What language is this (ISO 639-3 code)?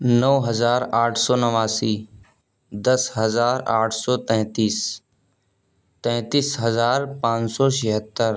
urd